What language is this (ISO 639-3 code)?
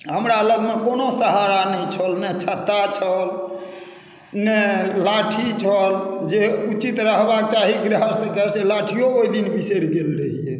mai